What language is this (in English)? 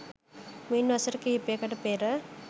Sinhala